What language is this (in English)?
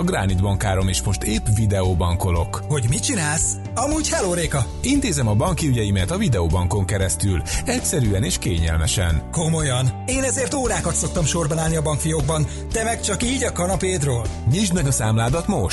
Hungarian